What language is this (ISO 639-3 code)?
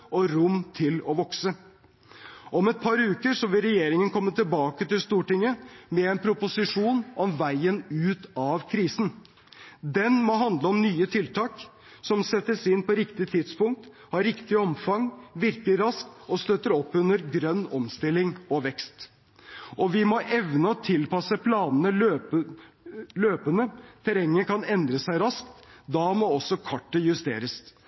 nob